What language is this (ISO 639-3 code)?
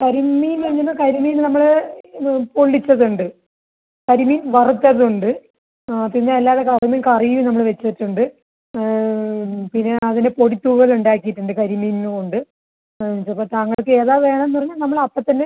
mal